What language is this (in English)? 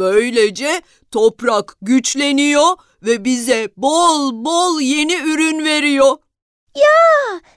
Turkish